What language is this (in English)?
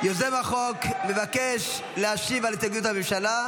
Hebrew